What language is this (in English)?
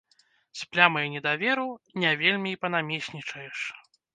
Belarusian